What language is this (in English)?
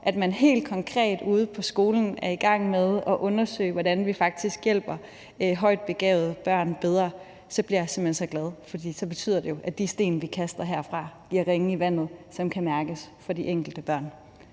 Danish